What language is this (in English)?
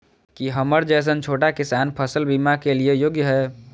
Maithili